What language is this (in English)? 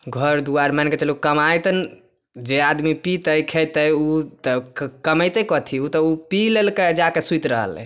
Maithili